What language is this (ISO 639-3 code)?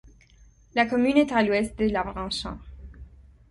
fra